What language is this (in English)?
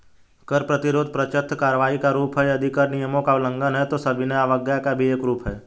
Hindi